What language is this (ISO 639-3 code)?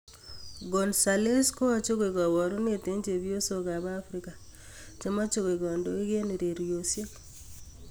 kln